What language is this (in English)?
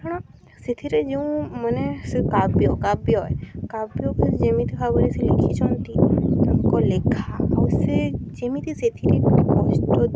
Odia